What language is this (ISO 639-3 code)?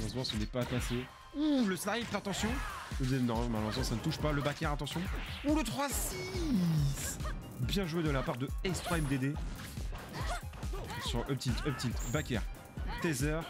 fra